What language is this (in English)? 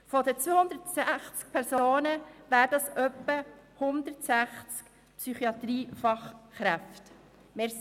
Swiss German